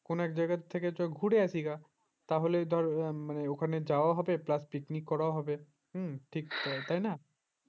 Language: Bangla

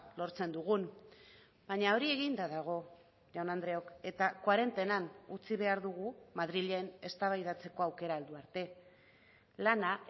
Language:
Basque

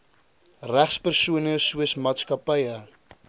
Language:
Afrikaans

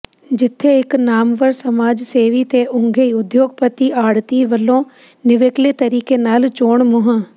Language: Punjabi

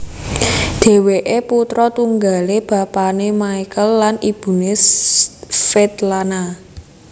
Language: Javanese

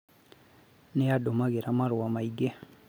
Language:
Kikuyu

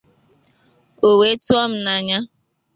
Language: Igbo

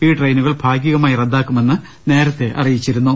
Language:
Malayalam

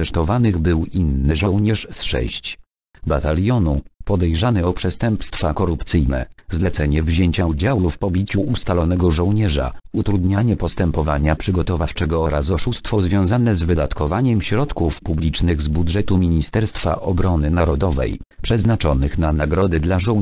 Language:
Polish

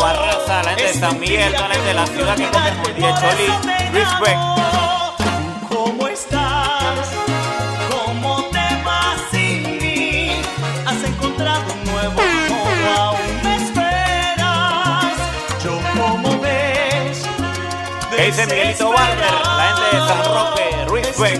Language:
Spanish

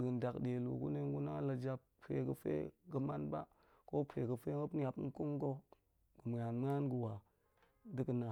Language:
Goemai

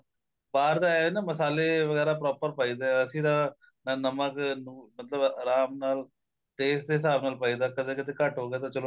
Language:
Punjabi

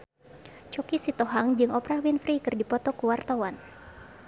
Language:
Sundanese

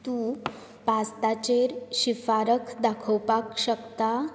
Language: Konkani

